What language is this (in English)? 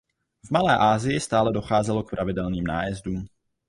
Czech